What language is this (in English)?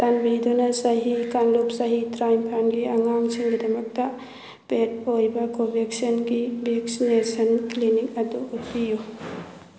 Manipuri